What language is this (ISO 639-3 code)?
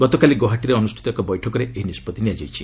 ori